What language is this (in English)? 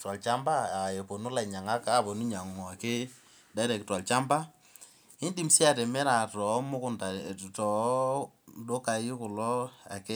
Masai